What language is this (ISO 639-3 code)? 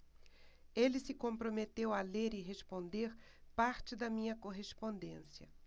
por